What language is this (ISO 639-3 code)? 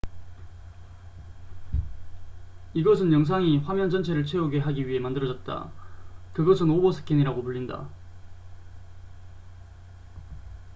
kor